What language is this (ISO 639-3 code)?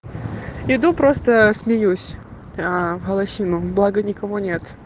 rus